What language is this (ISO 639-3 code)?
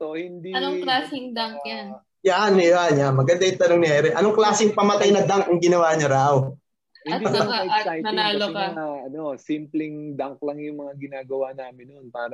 fil